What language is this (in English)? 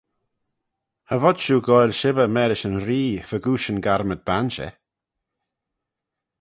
Manx